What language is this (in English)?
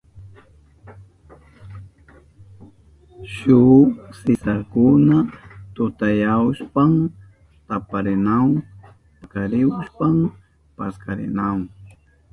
Southern Pastaza Quechua